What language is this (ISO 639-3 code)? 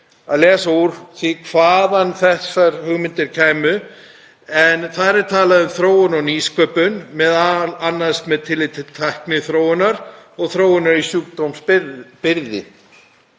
isl